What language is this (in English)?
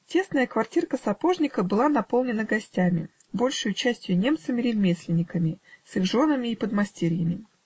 Russian